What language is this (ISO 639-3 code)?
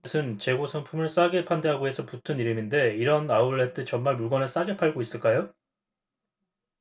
kor